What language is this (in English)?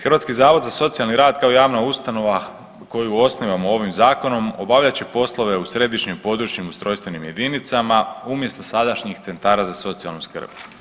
Croatian